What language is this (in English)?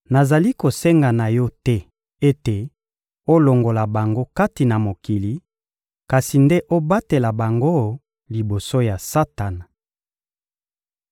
Lingala